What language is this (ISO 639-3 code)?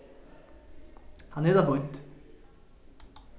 fao